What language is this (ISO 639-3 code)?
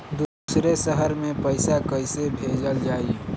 bho